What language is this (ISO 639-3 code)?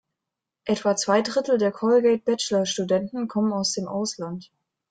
deu